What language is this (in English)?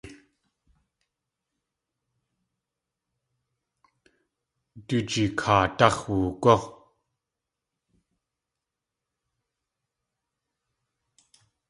Tlingit